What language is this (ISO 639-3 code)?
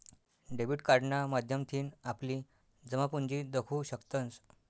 mar